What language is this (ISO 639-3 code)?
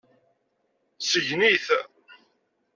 kab